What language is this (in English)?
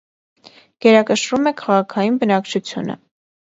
Armenian